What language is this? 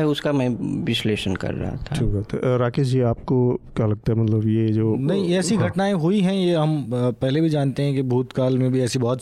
Hindi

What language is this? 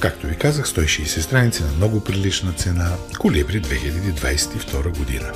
Bulgarian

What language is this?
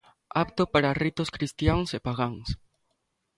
Galician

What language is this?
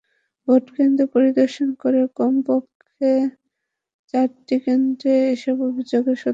Bangla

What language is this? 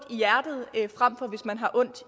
Danish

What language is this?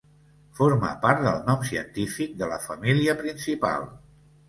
Catalan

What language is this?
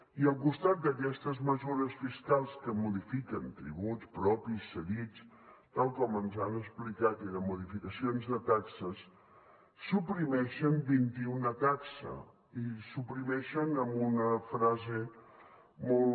Catalan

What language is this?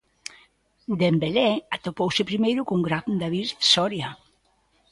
Galician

